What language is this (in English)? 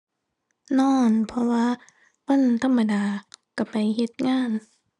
Thai